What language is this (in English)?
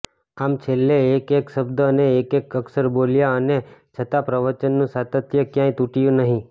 Gujarati